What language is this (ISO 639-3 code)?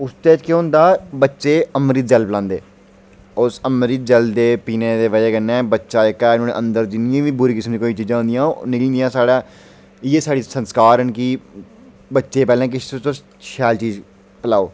doi